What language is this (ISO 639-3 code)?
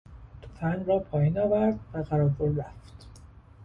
fas